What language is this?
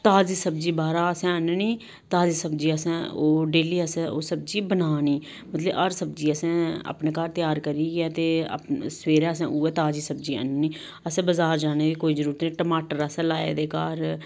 Dogri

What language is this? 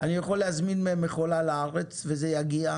Hebrew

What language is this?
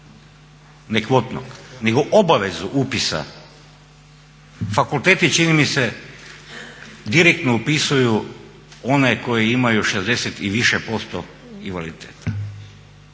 Croatian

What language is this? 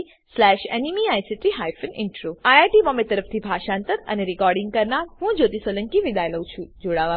Gujarati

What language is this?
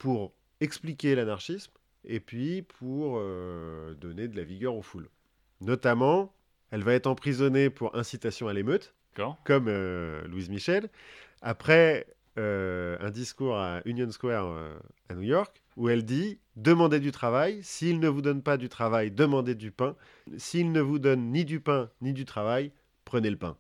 French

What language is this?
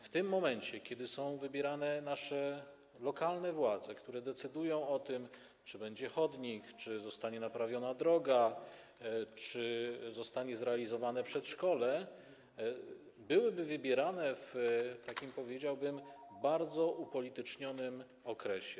Polish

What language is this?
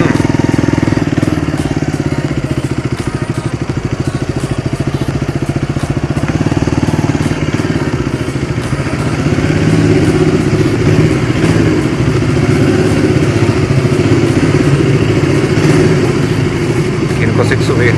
Portuguese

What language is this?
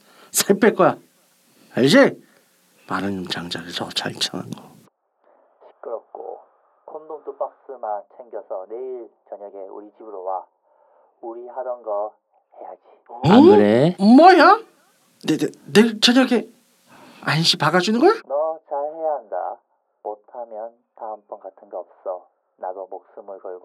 Korean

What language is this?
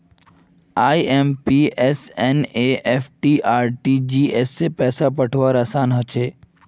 Magahi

